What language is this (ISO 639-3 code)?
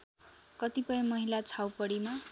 nep